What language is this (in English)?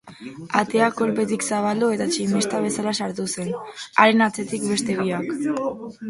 Basque